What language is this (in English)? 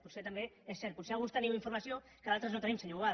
Catalan